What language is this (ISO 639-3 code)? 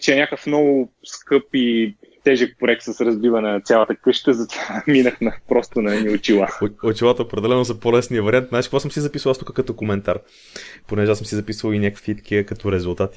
bul